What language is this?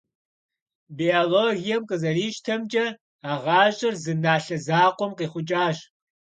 Kabardian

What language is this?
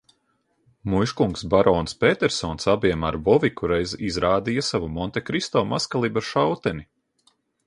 Latvian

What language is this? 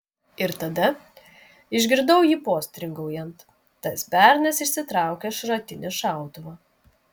Lithuanian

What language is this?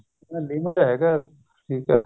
Punjabi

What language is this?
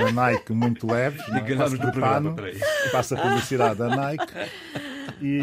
Portuguese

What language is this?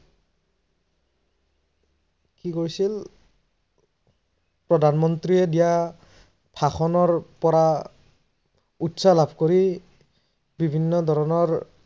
Assamese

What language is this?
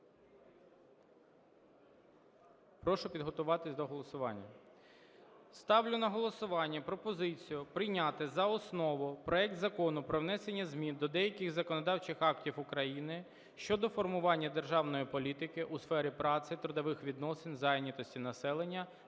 Ukrainian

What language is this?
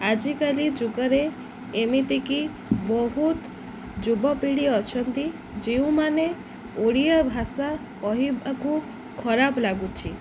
Odia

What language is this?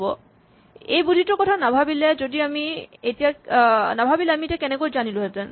Assamese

